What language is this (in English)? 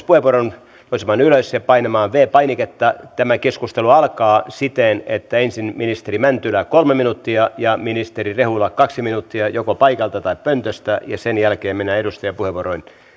Finnish